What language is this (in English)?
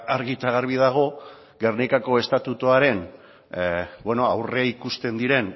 Basque